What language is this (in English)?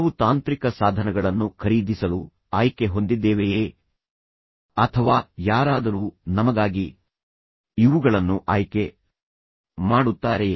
Kannada